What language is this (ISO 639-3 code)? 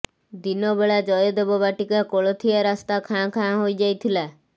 ori